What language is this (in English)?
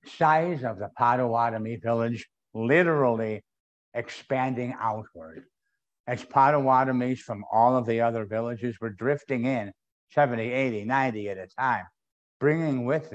English